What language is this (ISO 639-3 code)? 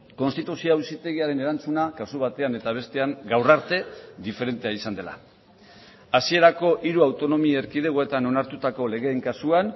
eus